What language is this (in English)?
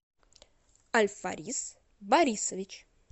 Russian